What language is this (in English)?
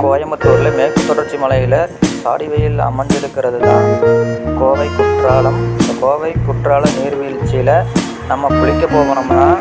Tamil